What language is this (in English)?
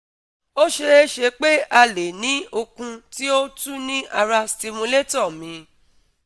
Yoruba